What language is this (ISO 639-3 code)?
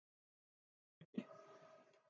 isl